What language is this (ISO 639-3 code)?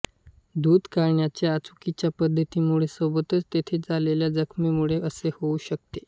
mar